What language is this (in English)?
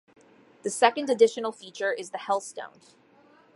English